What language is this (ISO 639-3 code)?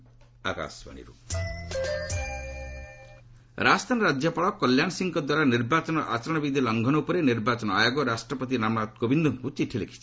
ori